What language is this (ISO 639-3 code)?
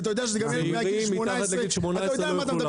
heb